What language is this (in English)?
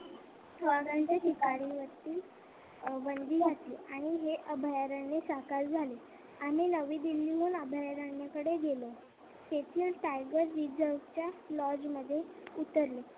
Marathi